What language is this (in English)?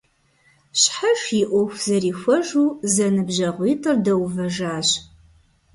Kabardian